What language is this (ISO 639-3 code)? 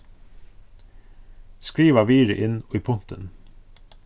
fao